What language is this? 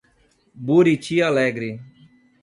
Portuguese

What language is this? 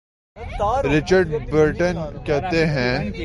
Urdu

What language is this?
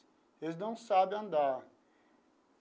Portuguese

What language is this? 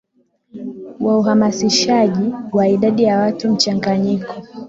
Swahili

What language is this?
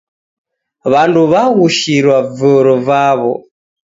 Taita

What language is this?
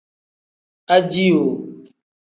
Tem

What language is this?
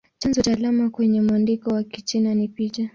Swahili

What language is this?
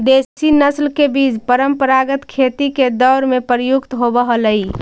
Magahi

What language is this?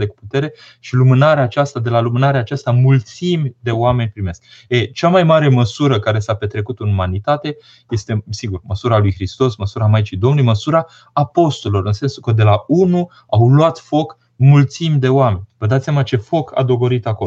Romanian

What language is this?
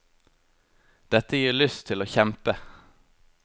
Norwegian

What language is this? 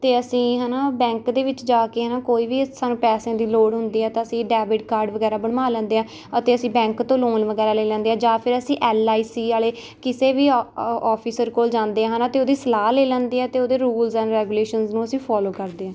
Punjabi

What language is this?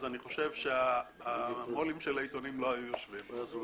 Hebrew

